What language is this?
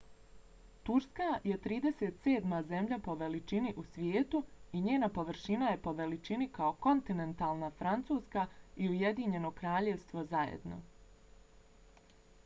Bosnian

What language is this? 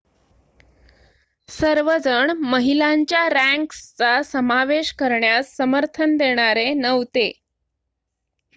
Marathi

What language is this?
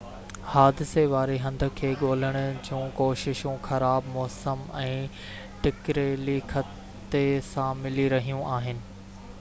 Sindhi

